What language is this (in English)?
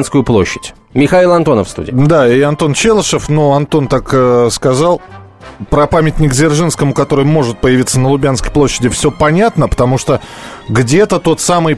Russian